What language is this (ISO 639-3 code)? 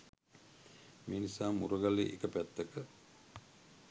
sin